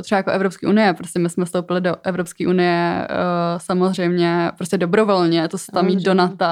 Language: Czech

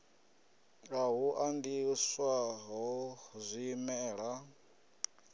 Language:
Venda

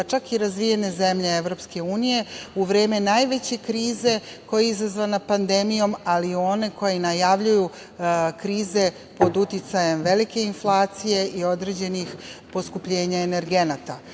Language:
Serbian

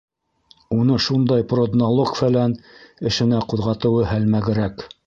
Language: Bashkir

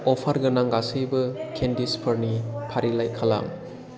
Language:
Bodo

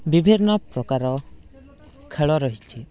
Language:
Odia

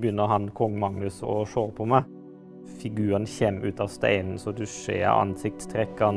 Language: Norwegian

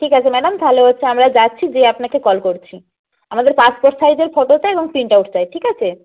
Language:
Bangla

